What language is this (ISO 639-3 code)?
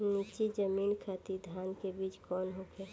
bho